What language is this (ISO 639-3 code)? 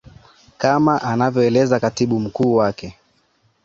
swa